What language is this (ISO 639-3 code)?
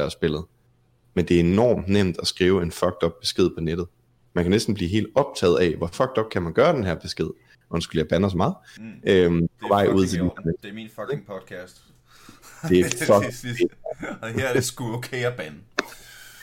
dan